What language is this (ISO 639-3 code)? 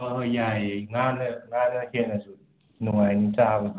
mni